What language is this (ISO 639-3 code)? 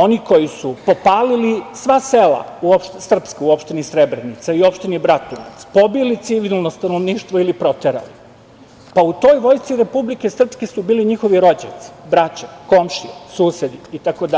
srp